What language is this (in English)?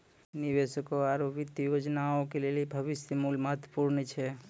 Maithili